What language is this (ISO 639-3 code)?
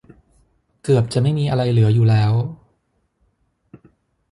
tha